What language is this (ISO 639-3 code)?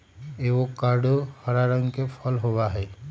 mag